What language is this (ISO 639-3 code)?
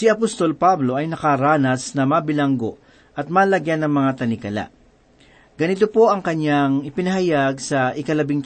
fil